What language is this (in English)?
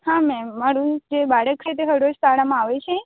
Gujarati